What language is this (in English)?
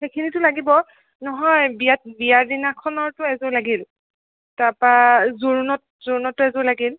Assamese